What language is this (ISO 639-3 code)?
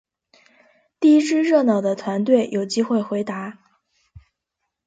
zho